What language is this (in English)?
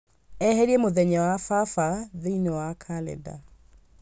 Kikuyu